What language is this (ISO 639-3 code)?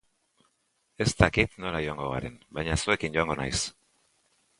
eus